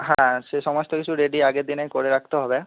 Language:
Bangla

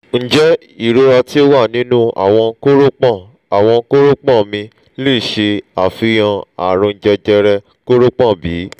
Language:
Yoruba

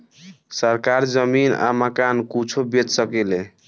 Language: Bhojpuri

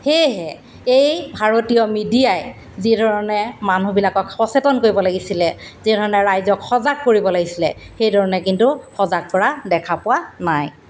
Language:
Assamese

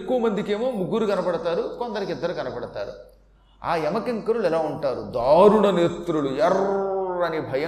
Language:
Telugu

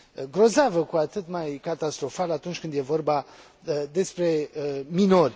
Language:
Romanian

